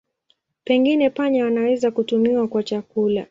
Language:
Swahili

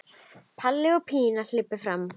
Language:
Icelandic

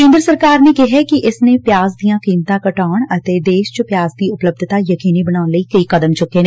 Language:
Punjabi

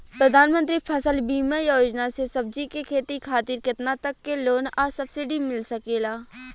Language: Bhojpuri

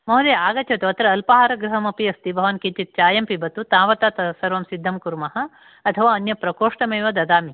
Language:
Sanskrit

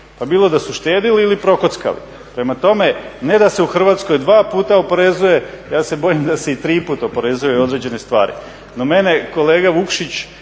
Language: Croatian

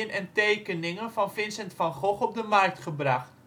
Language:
Dutch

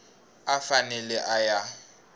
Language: Tsonga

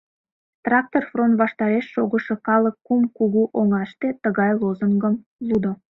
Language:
Mari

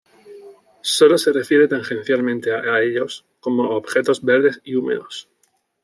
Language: Spanish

